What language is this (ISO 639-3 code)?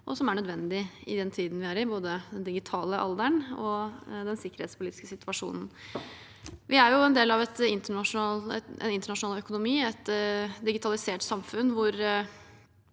nor